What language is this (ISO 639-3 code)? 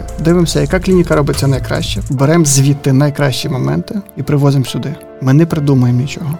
ukr